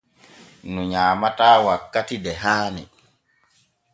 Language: Borgu Fulfulde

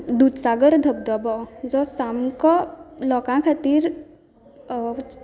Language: Konkani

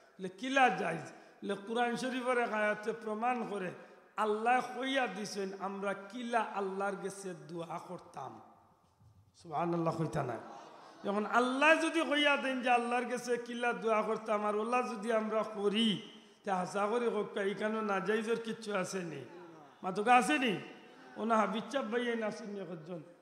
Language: Arabic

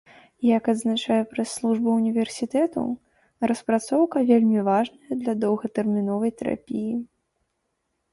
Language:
Belarusian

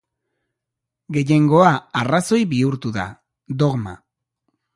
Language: Basque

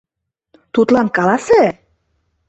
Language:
Mari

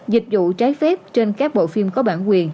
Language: Vietnamese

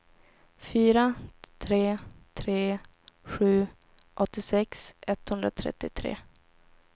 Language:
Swedish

